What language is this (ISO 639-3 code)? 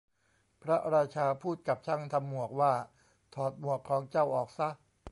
tha